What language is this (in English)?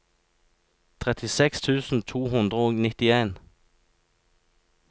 Norwegian